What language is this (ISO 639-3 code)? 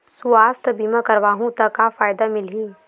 hne